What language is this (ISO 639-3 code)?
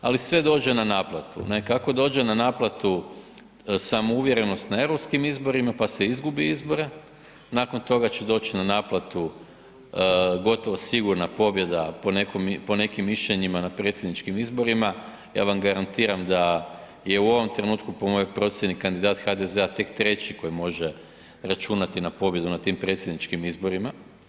hrv